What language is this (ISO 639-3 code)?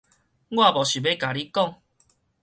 nan